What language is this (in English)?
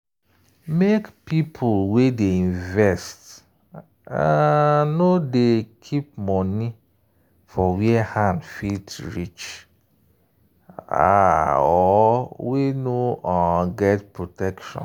Nigerian Pidgin